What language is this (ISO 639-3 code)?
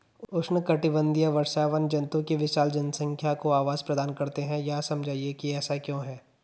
hin